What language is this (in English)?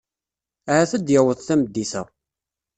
Kabyle